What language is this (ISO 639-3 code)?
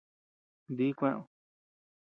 cux